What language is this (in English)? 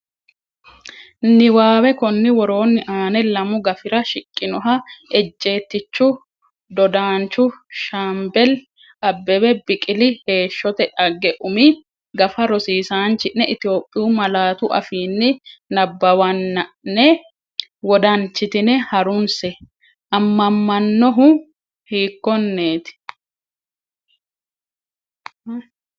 Sidamo